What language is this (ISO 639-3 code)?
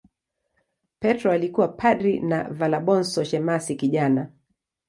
swa